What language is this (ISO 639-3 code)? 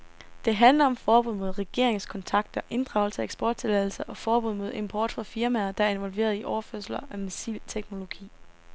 dan